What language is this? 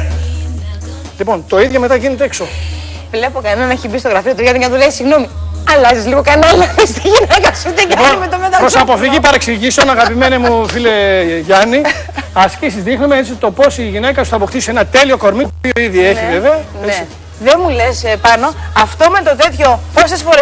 Greek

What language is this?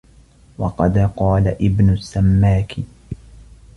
Arabic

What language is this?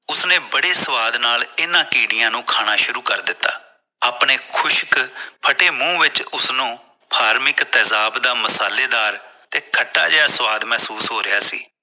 Punjabi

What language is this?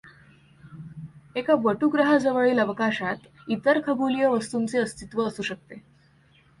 Marathi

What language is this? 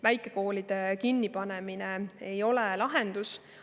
Estonian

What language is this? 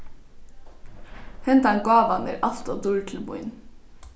Faroese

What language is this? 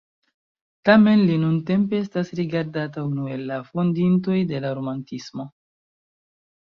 Esperanto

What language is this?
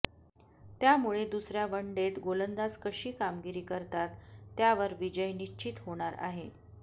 Marathi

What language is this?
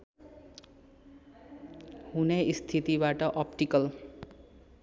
Nepali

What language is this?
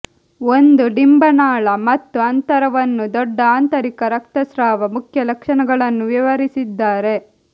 Kannada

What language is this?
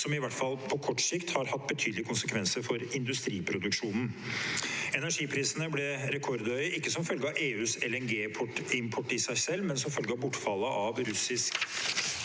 Norwegian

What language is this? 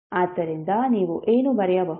Kannada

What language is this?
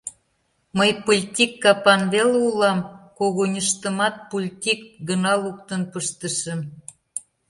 Mari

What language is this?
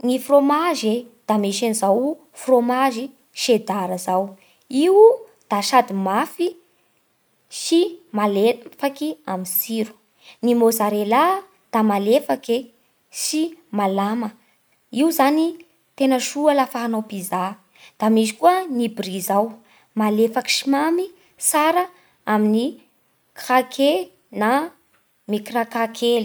Bara Malagasy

